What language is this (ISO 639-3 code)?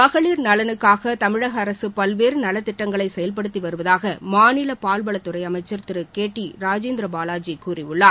tam